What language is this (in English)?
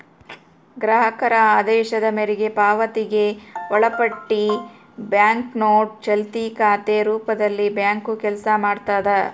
Kannada